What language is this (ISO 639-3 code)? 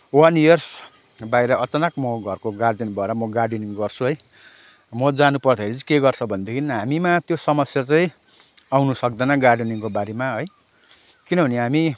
nep